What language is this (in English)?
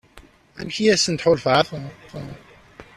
Kabyle